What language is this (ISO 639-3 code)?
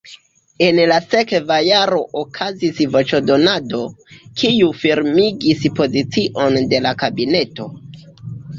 epo